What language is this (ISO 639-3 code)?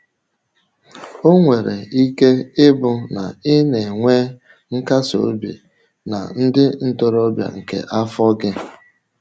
ibo